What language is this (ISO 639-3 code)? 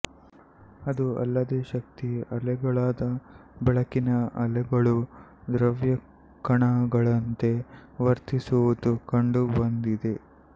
kan